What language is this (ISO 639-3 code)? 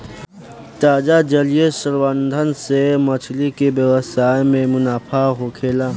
bho